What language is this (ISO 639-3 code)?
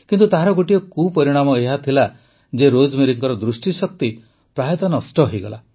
ori